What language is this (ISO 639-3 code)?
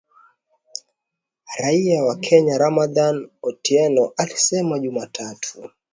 swa